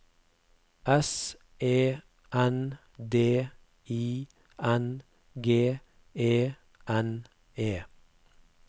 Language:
Norwegian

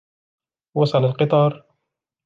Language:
Arabic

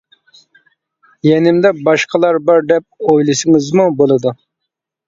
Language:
Uyghur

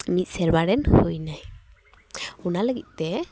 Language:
Santali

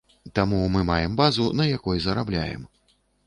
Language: Belarusian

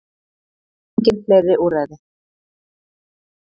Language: Icelandic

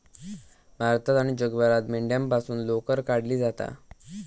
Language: Marathi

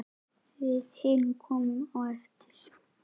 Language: Icelandic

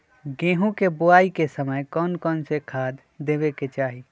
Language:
Magahi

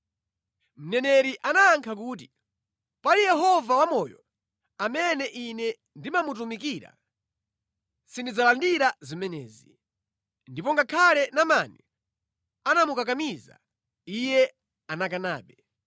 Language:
Nyanja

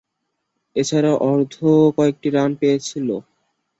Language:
Bangla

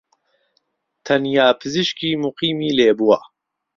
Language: Central Kurdish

